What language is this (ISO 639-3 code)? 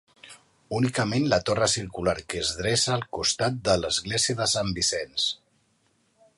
cat